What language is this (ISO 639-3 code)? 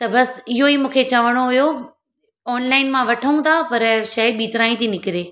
snd